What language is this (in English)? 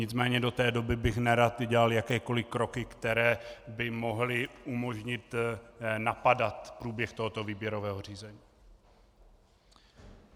Czech